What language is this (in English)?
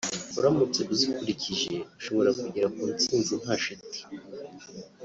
Kinyarwanda